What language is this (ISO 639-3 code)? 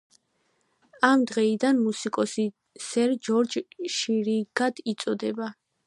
kat